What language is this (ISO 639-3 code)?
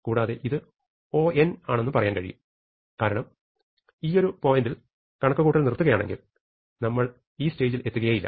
mal